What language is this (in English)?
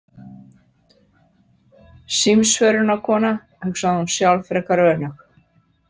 Icelandic